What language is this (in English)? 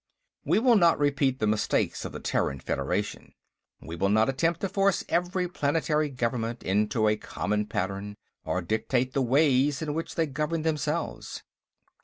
English